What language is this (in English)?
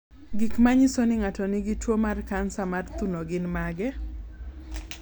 Luo (Kenya and Tanzania)